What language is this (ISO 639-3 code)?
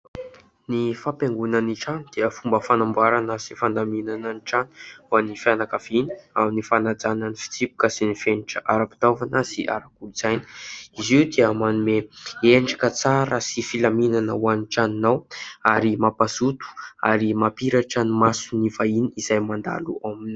mlg